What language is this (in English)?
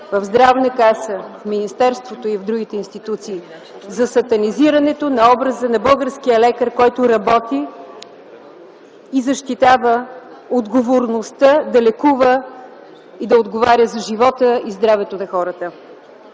Bulgarian